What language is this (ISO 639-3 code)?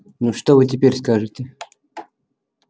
rus